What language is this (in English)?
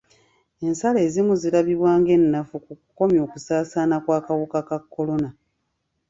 Ganda